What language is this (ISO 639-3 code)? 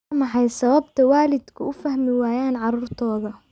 som